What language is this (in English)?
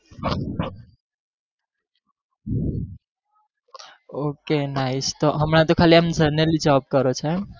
Gujarati